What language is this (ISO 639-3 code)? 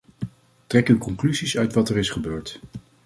nld